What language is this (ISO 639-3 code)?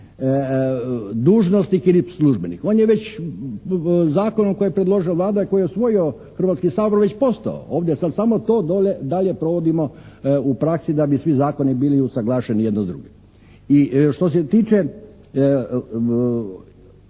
hrv